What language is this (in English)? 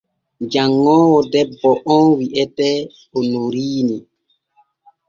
Borgu Fulfulde